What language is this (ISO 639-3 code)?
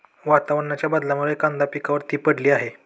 mar